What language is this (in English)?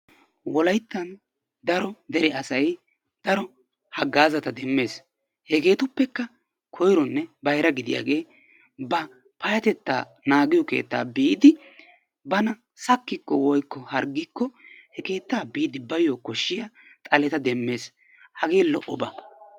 Wolaytta